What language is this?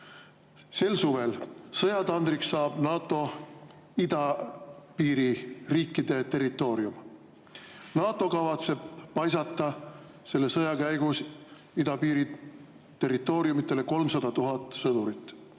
Estonian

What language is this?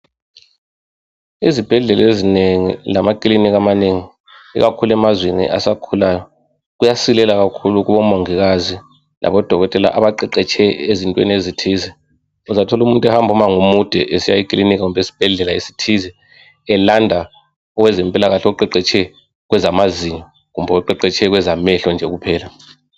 North Ndebele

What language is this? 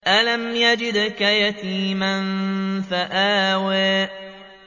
Arabic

